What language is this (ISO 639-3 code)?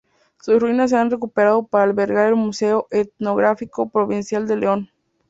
spa